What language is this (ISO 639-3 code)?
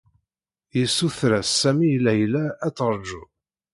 kab